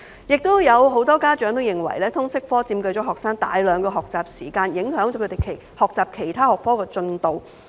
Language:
Cantonese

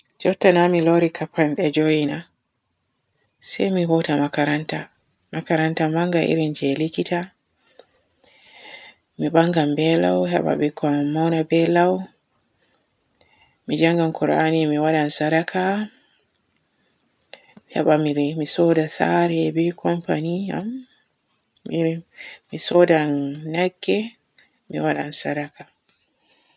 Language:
Borgu Fulfulde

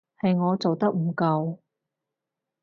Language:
Cantonese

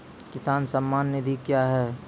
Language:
Maithili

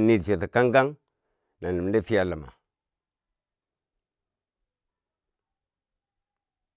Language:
Bangwinji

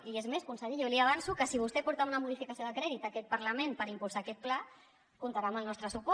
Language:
Catalan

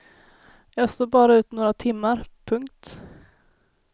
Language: Swedish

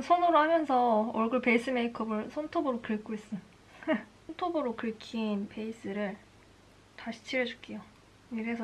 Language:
Korean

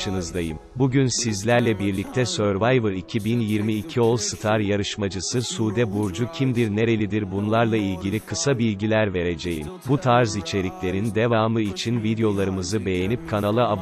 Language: Turkish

